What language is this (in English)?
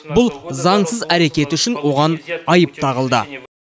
Kazakh